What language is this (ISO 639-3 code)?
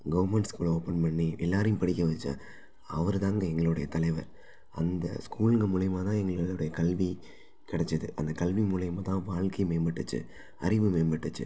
tam